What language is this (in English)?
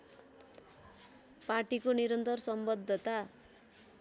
Nepali